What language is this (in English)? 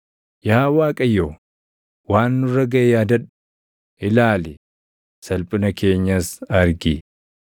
Oromo